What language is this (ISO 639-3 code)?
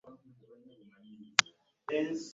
lug